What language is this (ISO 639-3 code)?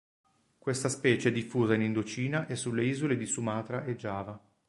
ita